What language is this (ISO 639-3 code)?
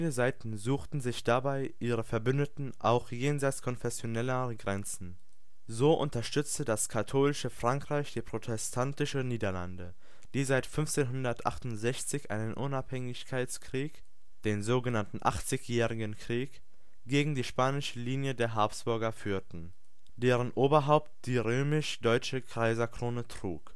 deu